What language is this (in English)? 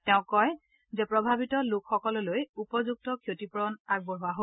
Assamese